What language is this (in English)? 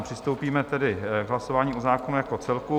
Czech